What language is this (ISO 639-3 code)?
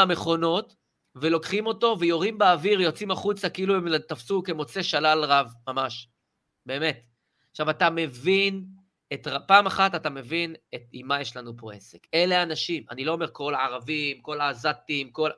heb